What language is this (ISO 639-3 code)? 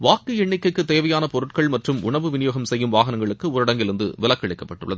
tam